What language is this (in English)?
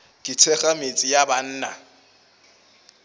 Northern Sotho